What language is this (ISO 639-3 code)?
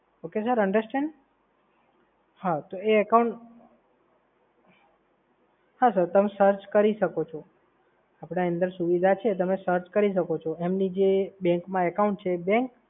guj